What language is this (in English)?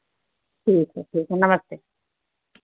Hindi